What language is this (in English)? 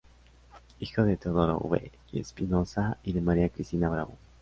Spanish